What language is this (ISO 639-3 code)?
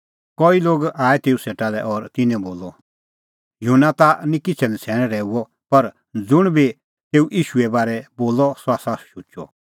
kfx